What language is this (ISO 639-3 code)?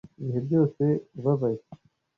kin